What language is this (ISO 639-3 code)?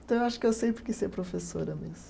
por